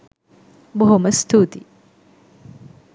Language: Sinhala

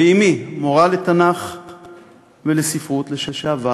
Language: Hebrew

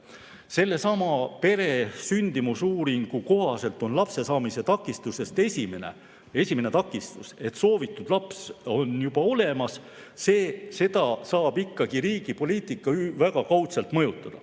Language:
Estonian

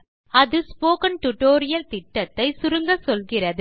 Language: Tamil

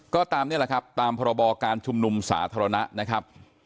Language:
Thai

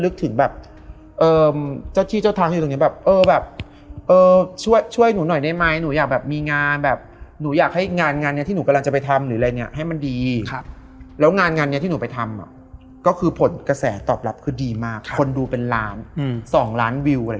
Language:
Thai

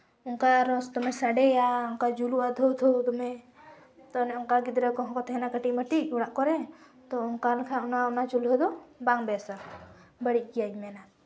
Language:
Santali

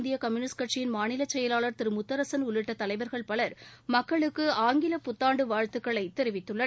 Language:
Tamil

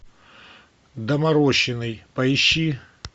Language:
Russian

